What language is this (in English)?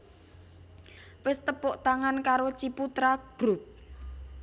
Javanese